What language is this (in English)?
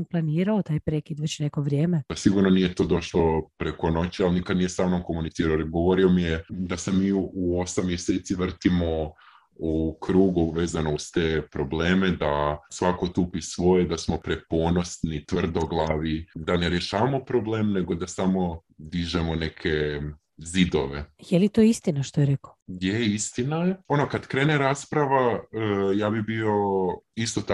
Croatian